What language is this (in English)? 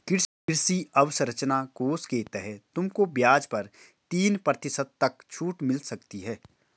Hindi